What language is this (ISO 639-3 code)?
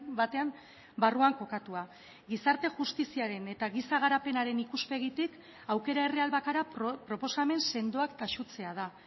eus